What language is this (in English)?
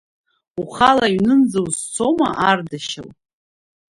Abkhazian